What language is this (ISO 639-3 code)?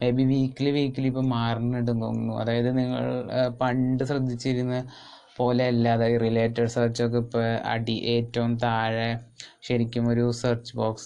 mal